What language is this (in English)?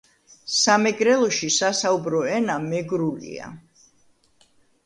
Georgian